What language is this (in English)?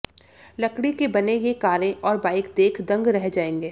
Hindi